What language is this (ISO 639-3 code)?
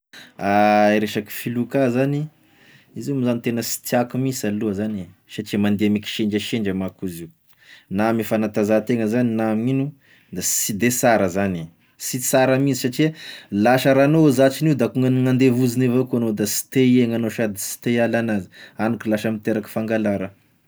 tkg